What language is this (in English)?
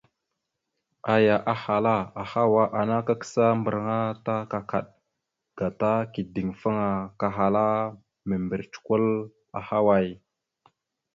Mada (Cameroon)